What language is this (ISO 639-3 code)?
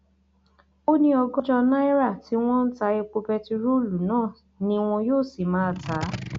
yor